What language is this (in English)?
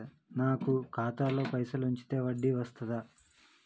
Telugu